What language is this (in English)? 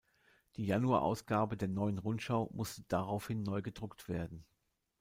German